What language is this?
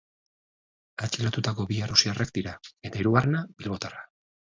Basque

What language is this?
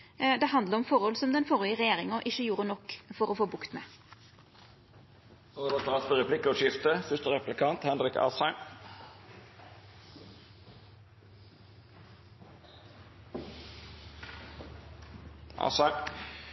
Norwegian Nynorsk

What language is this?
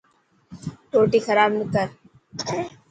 Dhatki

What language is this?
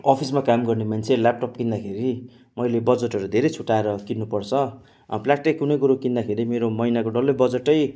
Nepali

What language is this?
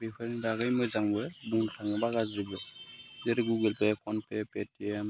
Bodo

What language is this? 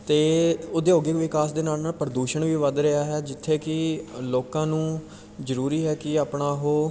Punjabi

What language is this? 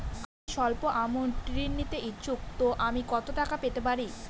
Bangla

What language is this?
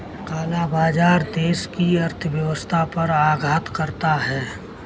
Hindi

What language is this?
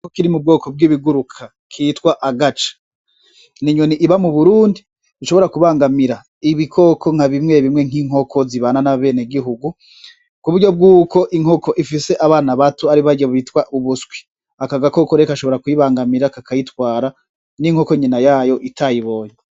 Rundi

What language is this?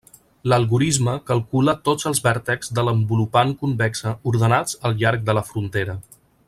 Catalan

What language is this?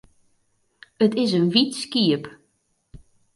Western Frisian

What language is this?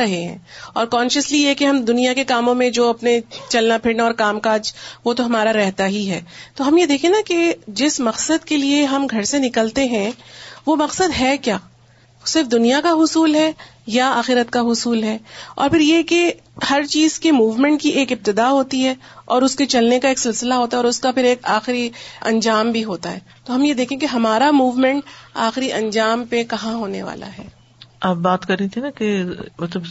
Urdu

